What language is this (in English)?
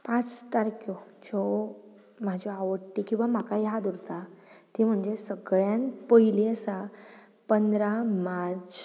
Konkani